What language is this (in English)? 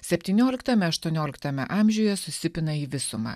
Lithuanian